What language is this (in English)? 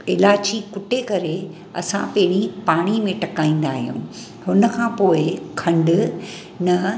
Sindhi